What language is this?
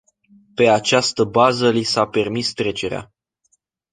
Romanian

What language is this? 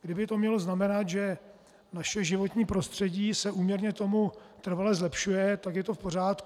Czech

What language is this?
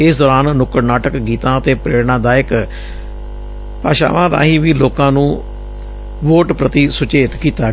Punjabi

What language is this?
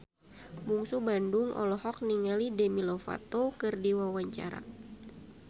Sundanese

